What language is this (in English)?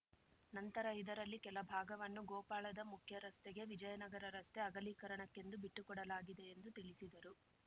Kannada